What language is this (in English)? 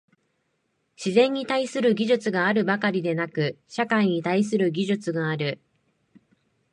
Japanese